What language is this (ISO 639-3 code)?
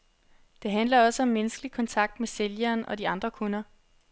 dan